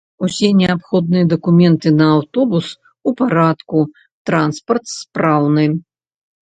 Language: Belarusian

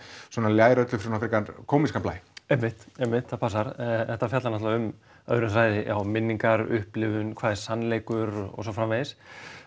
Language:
Icelandic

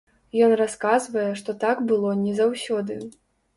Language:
Belarusian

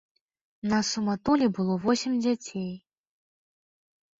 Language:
Belarusian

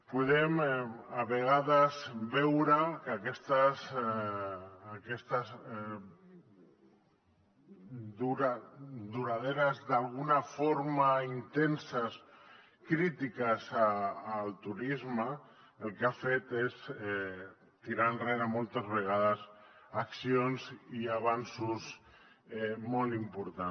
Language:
Catalan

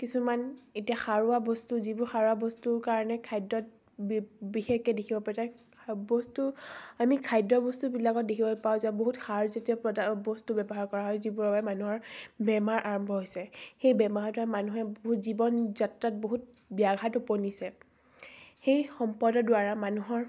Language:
Assamese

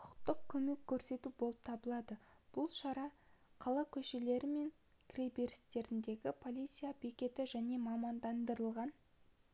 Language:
Kazakh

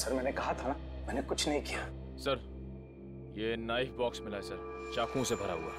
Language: Hindi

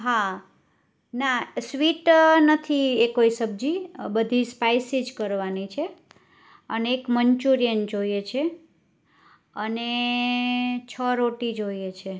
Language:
Gujarati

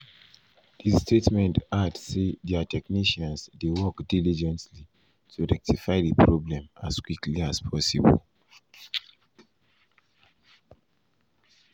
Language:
Nigerian Pidgin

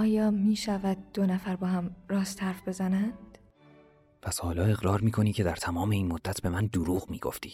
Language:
Persian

